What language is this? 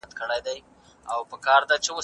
Pashto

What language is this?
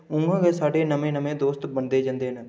Dogri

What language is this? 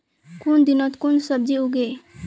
Magahi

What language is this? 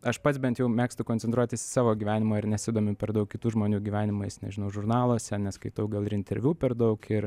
Lithuanian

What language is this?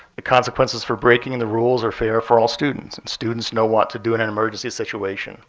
English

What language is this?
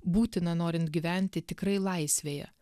Lithuanian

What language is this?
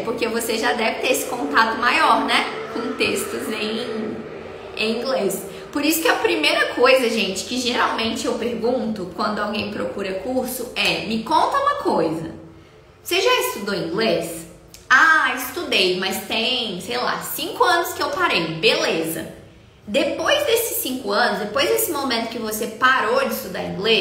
Portuguese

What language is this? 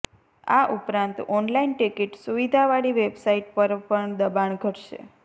Gujarati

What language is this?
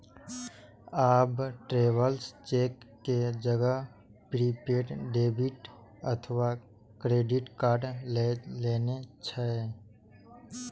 Maithili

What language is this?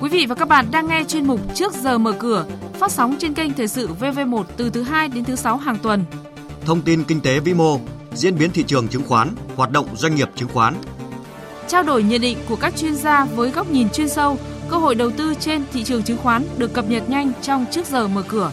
Vietnamese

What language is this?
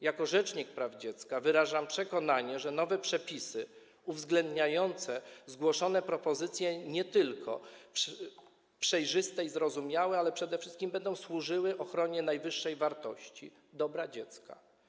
Polish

